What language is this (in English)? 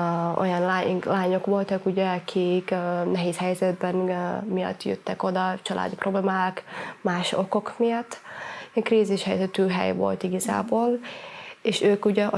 Hungarian